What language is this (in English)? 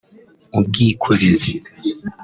Kinyarwanda